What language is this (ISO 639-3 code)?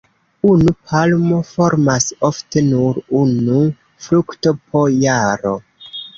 epo